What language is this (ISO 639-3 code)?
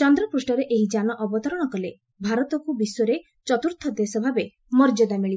ori